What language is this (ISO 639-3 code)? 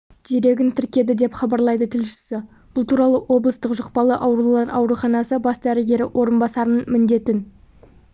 kaz